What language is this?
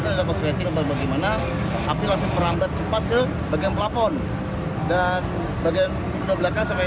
Indonesian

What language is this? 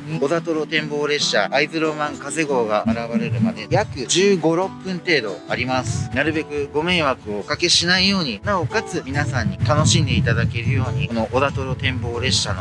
Japanese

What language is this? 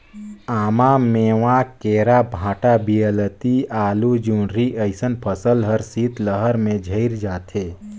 Chhattisgarhi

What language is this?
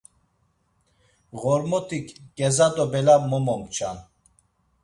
Laz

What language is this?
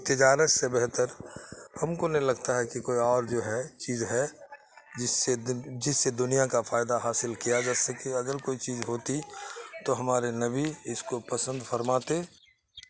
Urdu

